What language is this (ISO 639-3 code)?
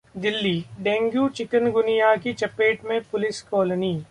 hin